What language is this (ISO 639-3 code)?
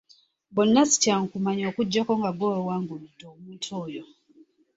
lug